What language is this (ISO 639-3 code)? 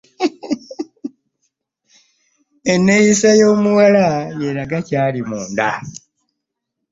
lug